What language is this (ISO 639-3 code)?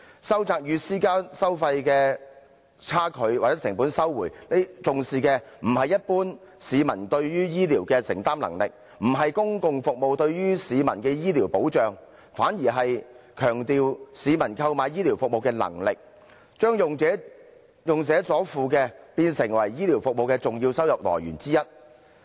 yue